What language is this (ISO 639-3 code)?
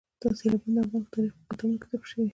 pus